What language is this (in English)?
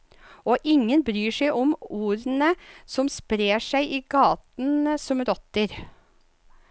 Norwegian